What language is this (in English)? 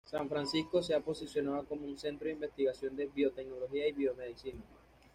Spanish